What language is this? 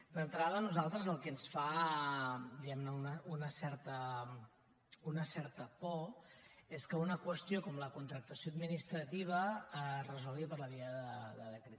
Catalan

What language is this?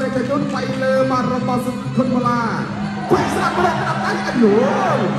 Thai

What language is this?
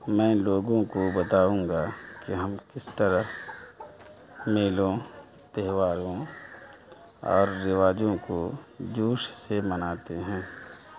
Urdu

